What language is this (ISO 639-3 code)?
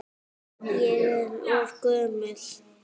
isl